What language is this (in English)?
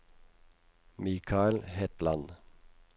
Norwegian